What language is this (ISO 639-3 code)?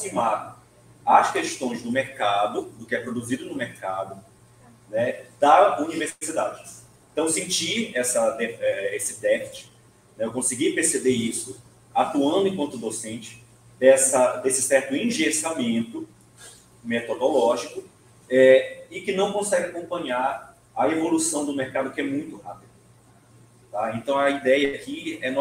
por